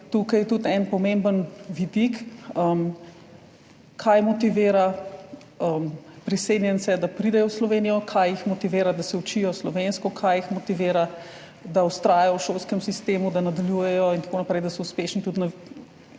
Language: Slovenian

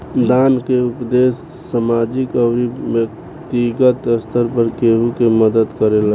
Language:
Bhojpuri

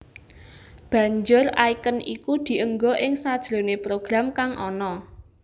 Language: Javanese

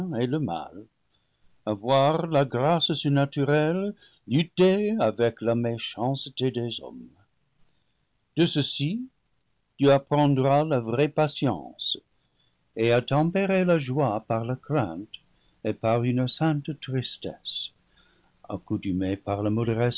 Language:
French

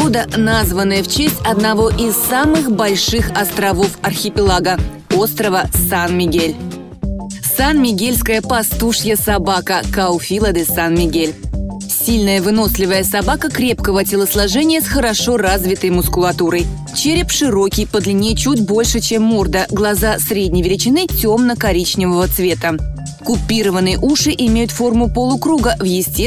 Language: Russian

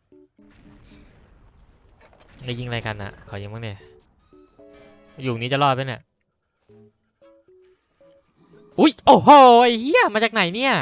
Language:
Thai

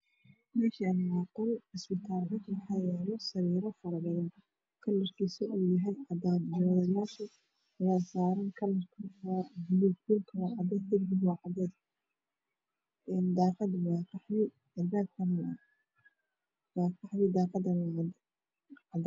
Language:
Somali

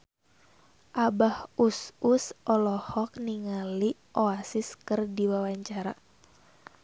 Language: Sundanese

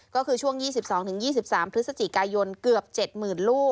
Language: Thai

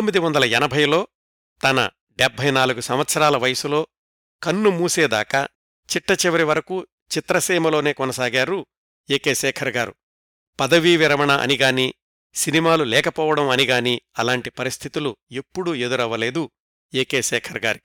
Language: Telugu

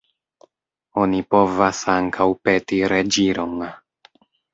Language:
Esperanto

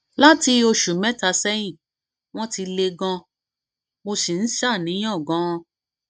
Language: Yoruba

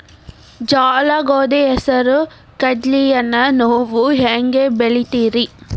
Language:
Kannada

